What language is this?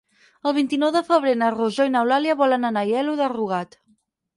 Catalan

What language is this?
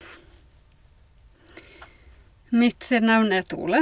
Norwegian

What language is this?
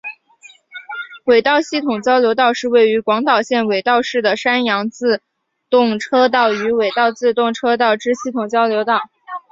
Chinese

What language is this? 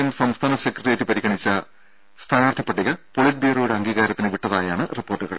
Malayalam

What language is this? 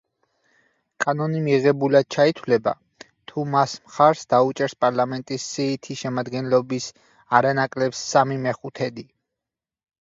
Georgian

